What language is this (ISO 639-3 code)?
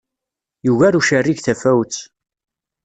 kab